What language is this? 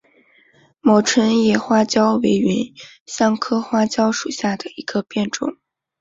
Chinese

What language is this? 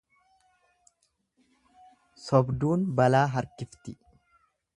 Oromo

